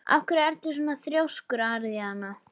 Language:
Icelandic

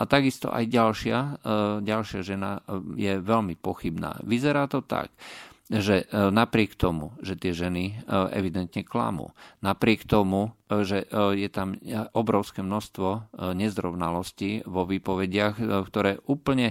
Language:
Slovak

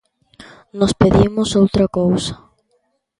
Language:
Galician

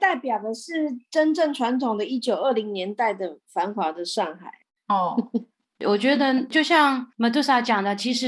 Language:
Chinese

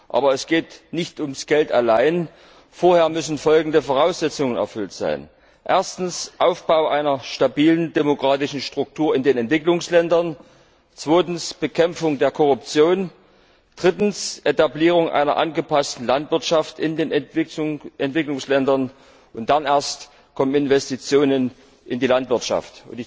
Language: German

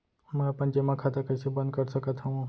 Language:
Chhattisgarhi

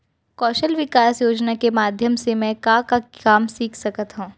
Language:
Chhattisgarhi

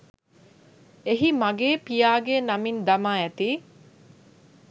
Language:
Sinhala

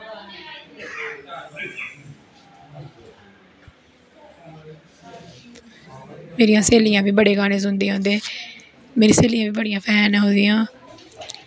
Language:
Dogri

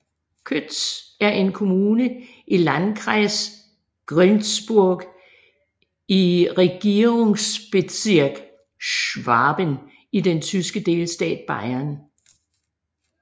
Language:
Danish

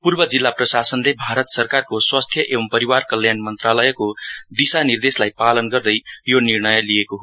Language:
Nepali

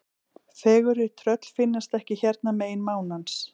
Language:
Icelandic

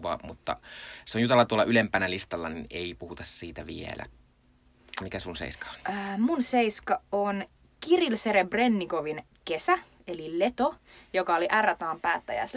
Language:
Finnish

